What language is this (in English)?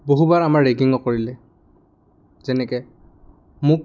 Assamese